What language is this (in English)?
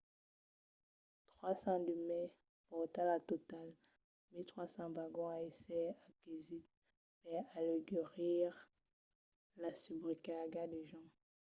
Occitan